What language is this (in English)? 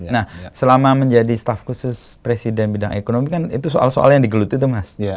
Indonesian